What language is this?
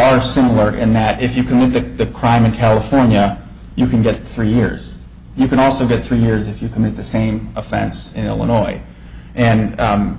English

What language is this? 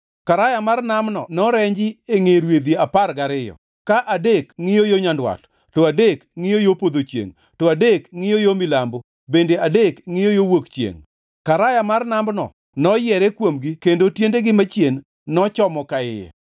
Luo (Kenya and Tanzania)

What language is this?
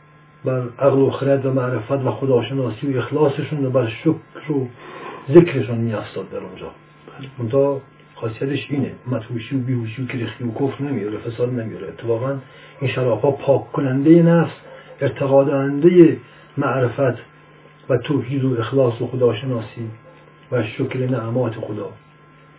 Persian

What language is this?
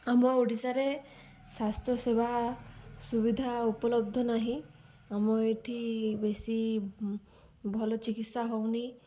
Odia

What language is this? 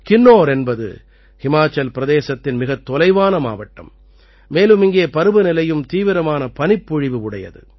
Tamil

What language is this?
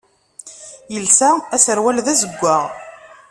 Kabyle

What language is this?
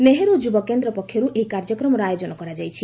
Odia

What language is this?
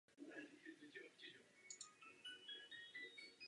Czech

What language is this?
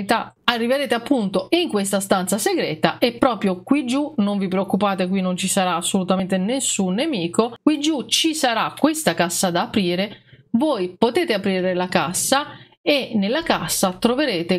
Italian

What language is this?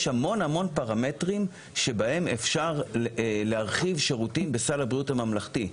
Hebrew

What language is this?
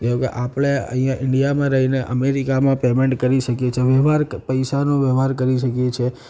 Gujarati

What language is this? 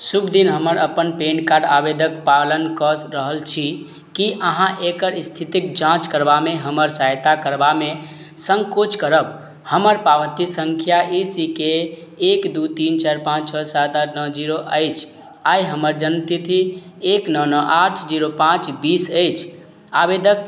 Maithili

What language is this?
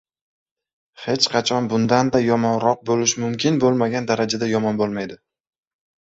Uzbek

